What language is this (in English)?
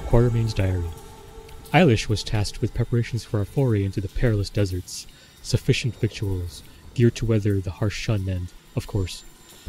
English